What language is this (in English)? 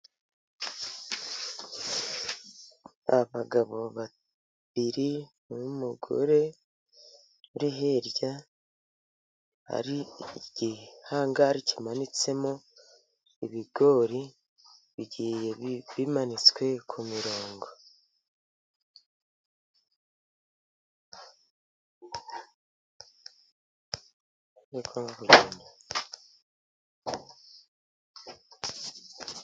Kinyarwanda